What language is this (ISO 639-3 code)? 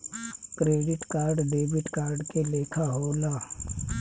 bho